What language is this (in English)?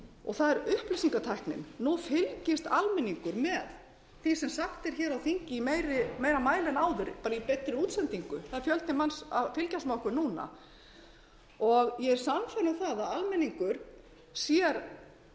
Icelandic